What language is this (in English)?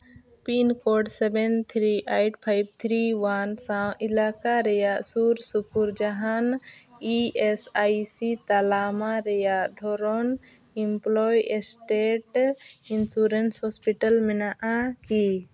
Santali